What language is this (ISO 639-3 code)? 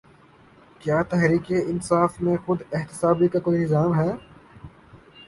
urd